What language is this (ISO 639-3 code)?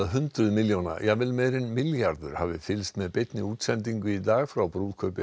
isl